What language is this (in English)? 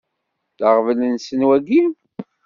Kabyle